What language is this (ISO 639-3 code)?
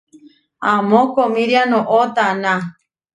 var